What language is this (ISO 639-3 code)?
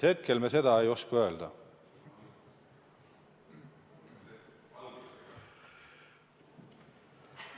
est